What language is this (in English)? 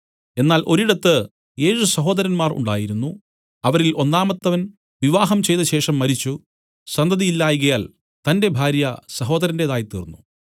Malayalam